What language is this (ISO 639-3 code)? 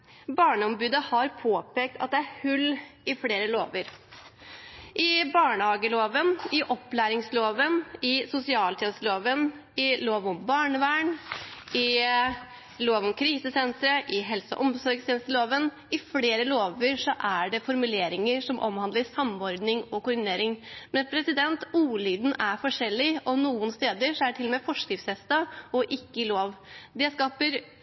nob